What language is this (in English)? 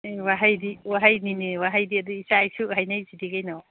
Manipuri